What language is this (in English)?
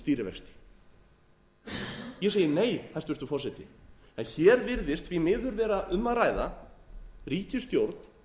Icelandic